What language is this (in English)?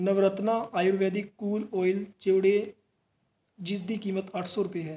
Punjabi